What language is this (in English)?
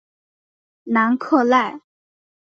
Chinese